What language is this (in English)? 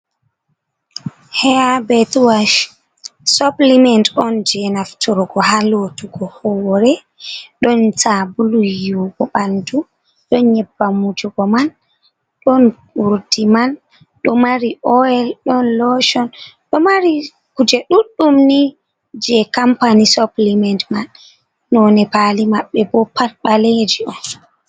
Fula